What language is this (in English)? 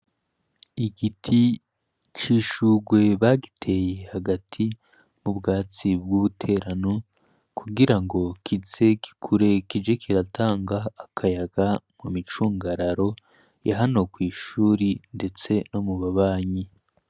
Rundi